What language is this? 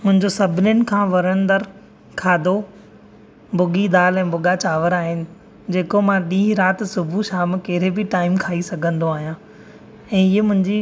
Sindhi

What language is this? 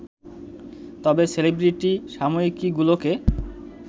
Bangla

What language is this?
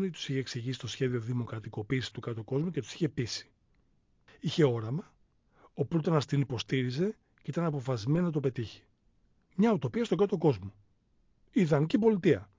Greek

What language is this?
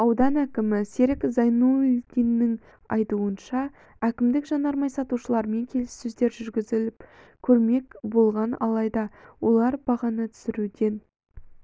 Kazakh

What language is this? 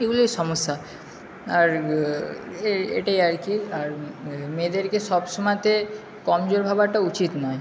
Bangla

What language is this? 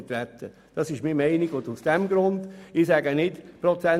Swiss German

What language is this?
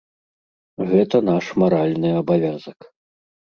Belarusian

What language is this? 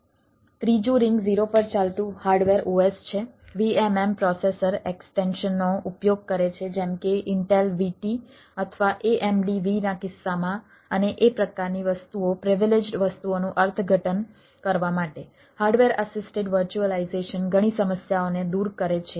Gujarati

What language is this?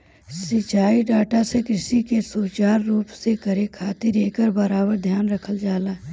Bhojpuri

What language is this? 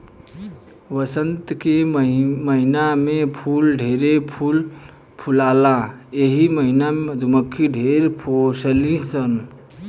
Bhojpuri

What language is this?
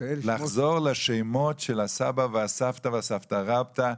Hebrew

